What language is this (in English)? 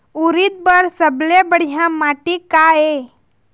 Chhattisgarhi